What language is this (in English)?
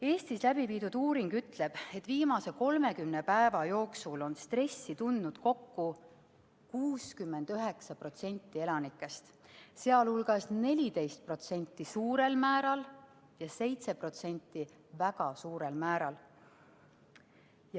Estonian